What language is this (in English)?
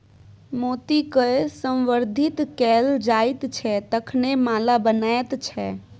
Maithili